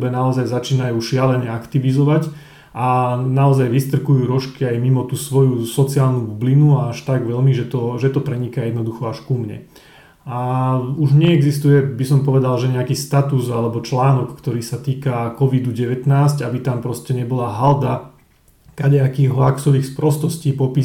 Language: Slovak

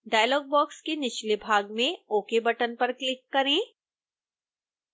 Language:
Hindi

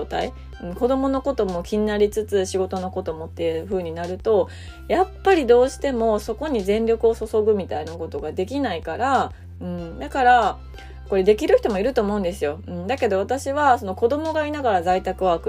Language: Japanese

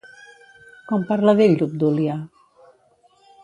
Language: Catalan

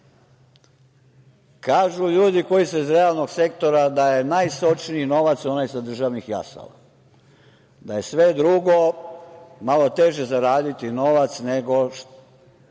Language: Serbian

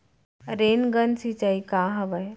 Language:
Chhattisgarhi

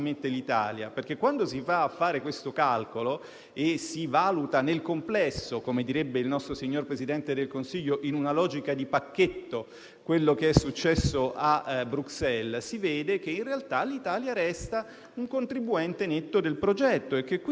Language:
Italian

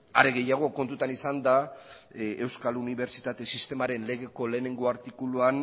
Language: Basque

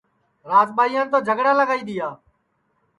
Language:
Sansi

